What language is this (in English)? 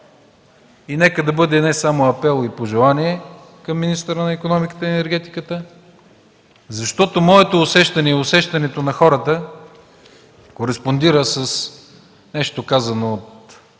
Bulgarian